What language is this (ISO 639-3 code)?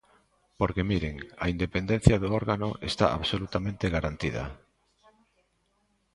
glg